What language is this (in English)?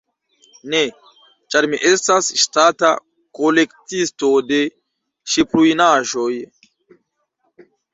Esperanto